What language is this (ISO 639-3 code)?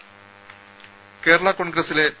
mal